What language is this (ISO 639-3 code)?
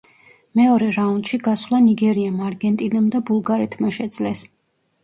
kat